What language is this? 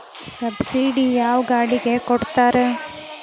Kannada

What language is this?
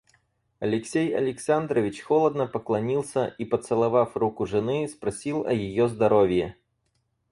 Russian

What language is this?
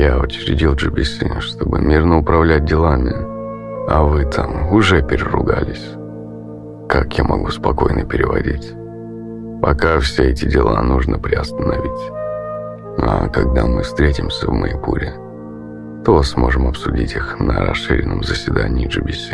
Russian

